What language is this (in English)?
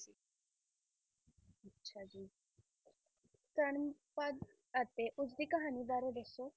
Punjabi